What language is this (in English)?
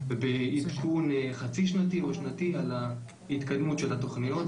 Hebrew